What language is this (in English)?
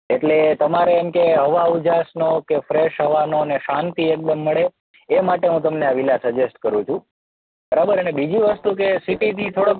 Gujarati